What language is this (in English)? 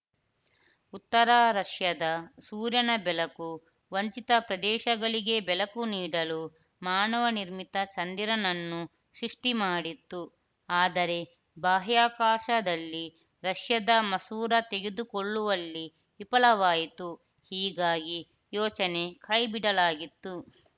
Kannada